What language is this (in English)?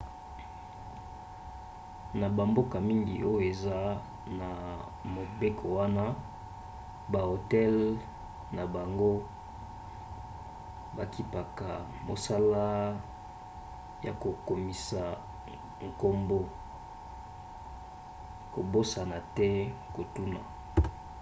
Lingala